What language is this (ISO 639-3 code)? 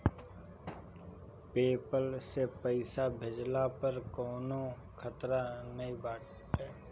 bho